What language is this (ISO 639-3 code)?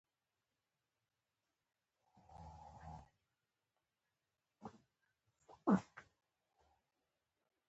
pus